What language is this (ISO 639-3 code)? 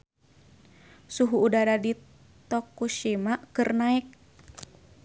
sun